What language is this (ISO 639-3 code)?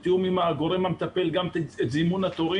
heb